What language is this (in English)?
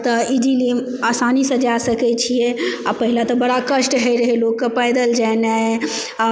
Maithili